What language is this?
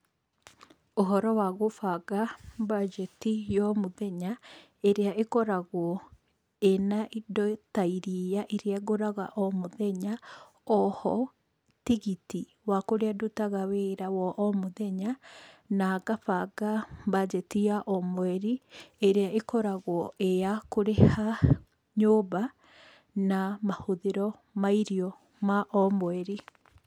Kikuyu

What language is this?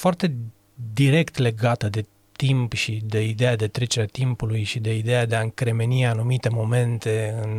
Romanian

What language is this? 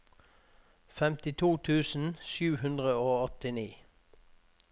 Norwegian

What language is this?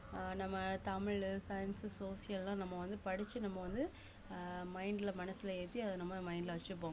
Tamil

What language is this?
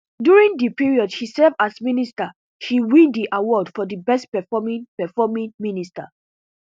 Nigerian Pidgin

